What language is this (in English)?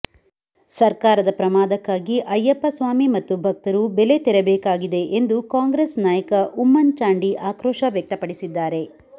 Kannada